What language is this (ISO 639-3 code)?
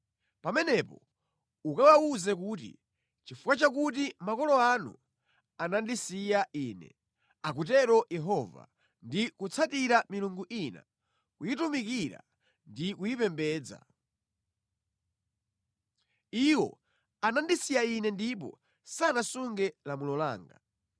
nya